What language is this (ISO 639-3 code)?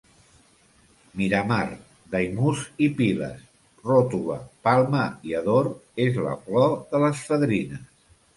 cat